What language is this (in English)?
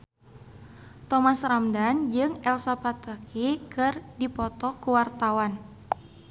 Sundanese